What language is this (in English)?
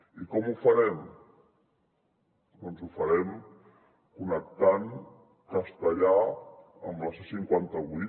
Catalan